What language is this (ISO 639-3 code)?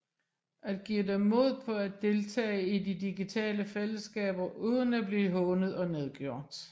dan